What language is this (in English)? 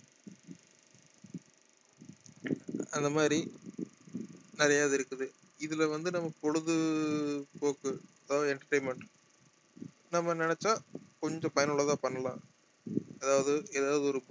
Tamil